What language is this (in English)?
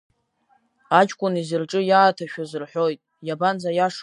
Abkhazian